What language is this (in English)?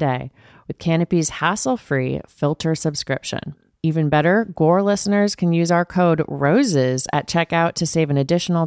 English